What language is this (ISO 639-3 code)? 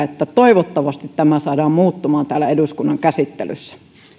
fin